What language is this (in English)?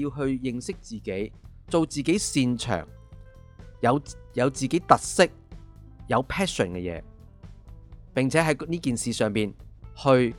Chinese